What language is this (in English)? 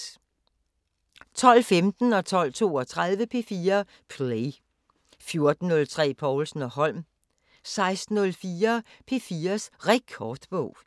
Danish